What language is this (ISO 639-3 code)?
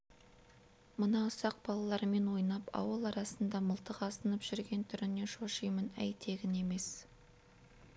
kaz